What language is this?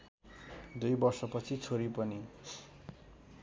Nepali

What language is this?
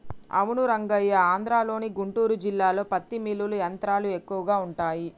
Telugu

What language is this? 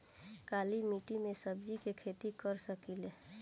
Bhojpuri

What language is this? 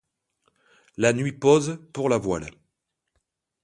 French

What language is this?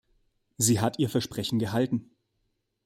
German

